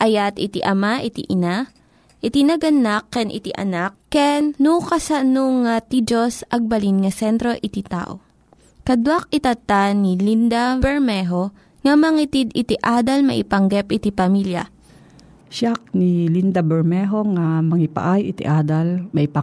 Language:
Filipino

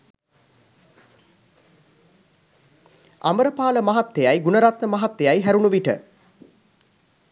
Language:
Sinhala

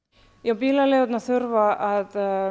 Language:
Icelandic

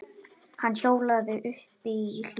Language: Icelandic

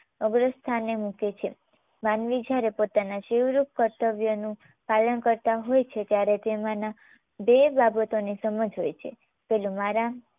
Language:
Gujarati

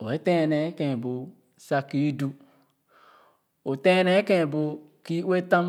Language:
Khana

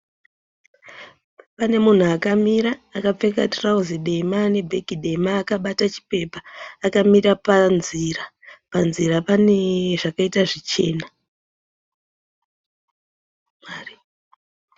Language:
Shona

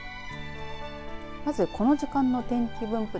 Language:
Japanese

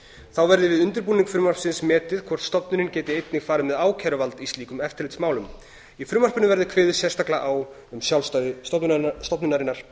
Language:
Icelandic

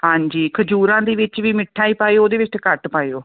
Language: Punjabi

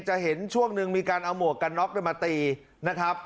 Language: Thai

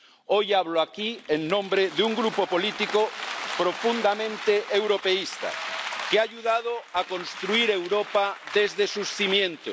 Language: Spanish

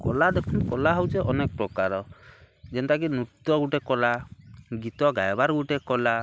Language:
Odia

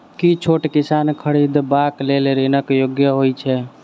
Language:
Maithili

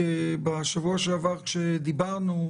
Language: Hebrew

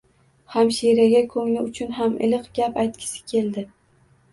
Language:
Uzbek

